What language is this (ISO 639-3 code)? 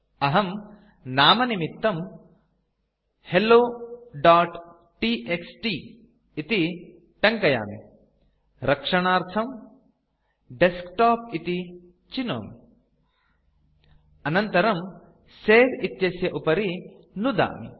san